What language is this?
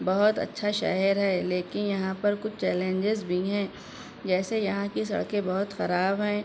Urdu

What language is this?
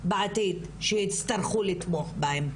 Hebrew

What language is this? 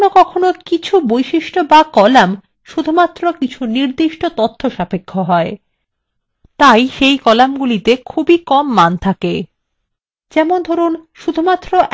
Bangla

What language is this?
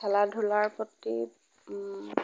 Assamese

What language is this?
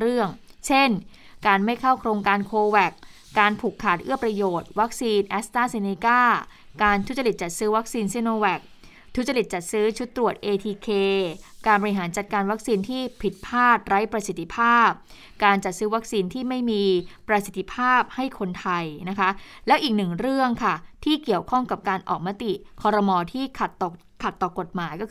Thai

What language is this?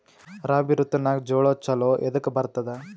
Kannada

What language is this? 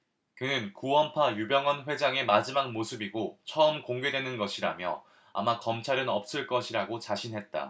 Korean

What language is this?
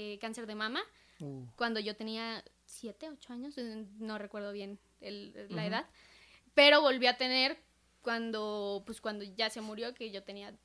Spanish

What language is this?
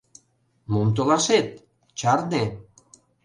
Mari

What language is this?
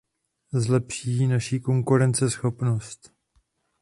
Czech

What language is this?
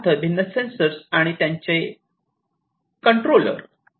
Marathi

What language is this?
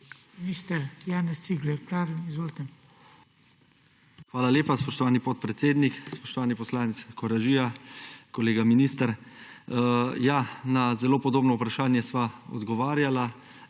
Slovenian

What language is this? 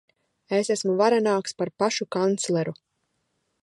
Latvian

